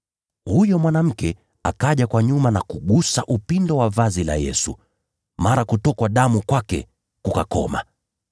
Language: Swahili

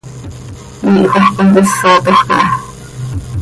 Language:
Seri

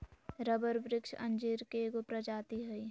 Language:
Magahi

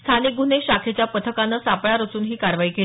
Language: Marathi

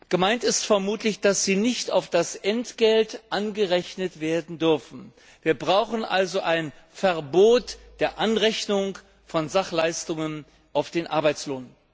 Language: German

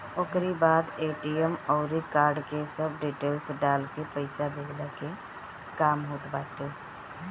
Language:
Bhojpuri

